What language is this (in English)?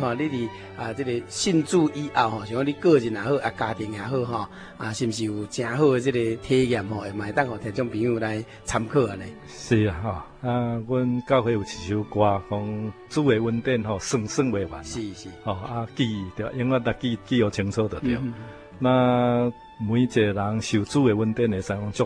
Chinese